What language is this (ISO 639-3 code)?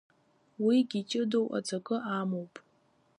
abk